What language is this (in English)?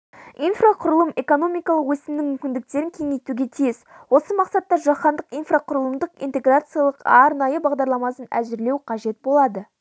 Kazakh